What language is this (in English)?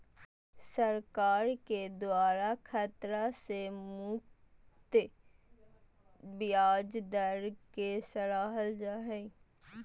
Magahi